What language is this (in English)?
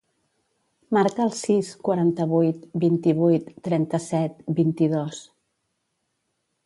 Catalan